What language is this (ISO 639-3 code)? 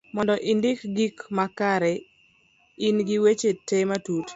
luo